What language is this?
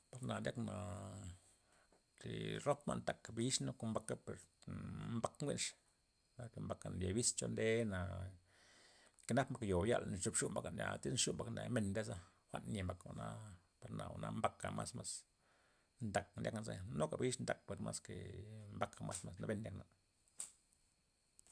Loxicha Zapotec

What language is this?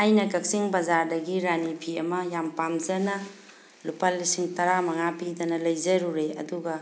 Manipuri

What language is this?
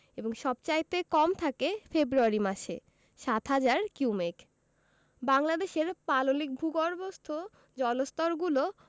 Bangla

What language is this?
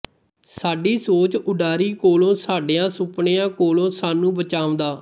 Punjabi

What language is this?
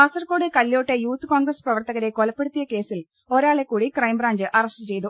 Malayalam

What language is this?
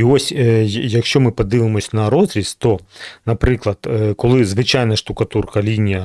Ukrainian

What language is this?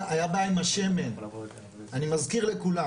Hebrew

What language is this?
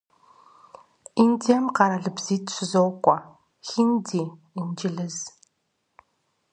Kabardian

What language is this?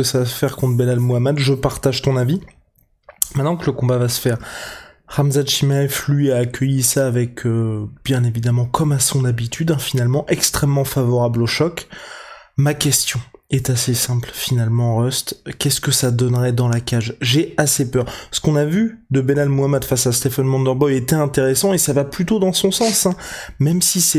French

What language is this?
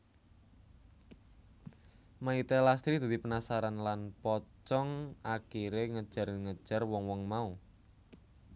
Javanese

